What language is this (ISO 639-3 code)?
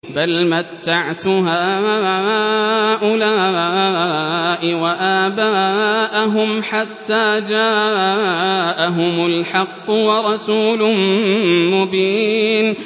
ara